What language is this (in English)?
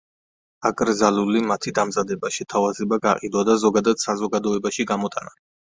Georgian